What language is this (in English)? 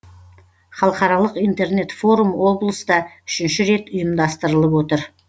Kazakh